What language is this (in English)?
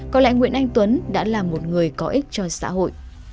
Vietnamese